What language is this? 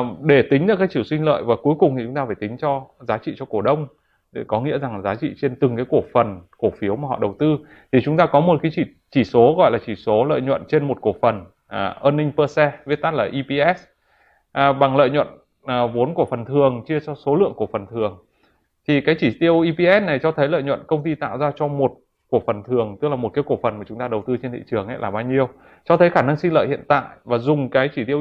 Vietnamese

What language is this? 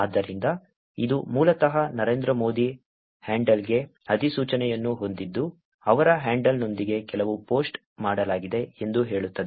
Kannada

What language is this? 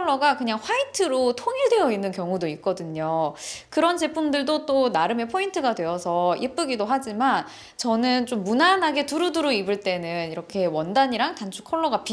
Korean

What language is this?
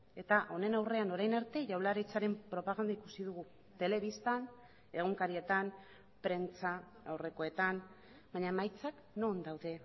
Basque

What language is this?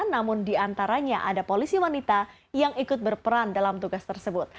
Indonesian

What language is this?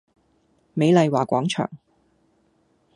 Cantonese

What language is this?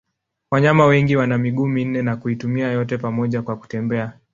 Swahili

